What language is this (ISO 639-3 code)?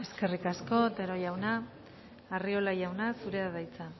eus